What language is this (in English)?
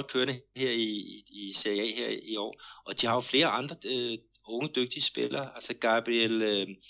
Danish